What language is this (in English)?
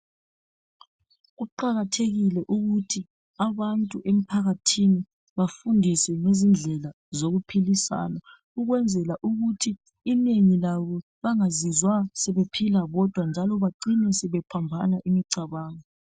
North Ndebele